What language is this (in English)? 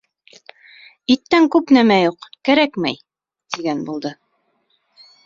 Bashkir